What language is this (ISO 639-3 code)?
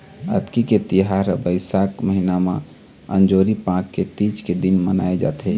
hne